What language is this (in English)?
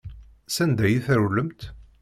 Kabyle